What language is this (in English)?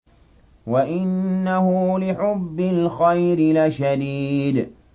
Arabic